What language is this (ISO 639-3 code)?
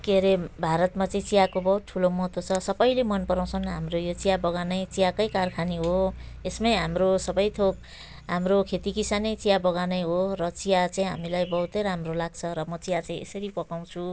nep